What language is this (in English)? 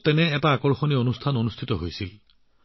Assamese